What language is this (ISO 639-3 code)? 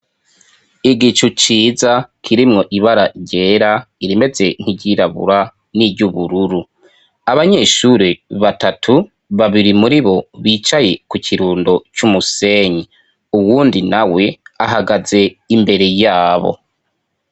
run